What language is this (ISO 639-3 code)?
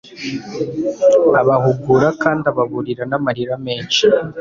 kin